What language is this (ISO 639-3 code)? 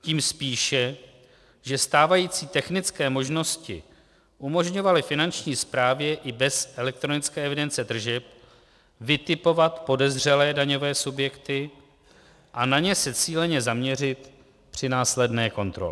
ces